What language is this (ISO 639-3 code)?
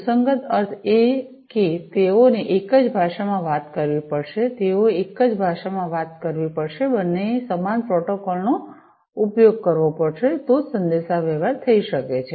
guj